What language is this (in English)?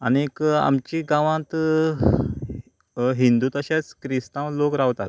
Konkani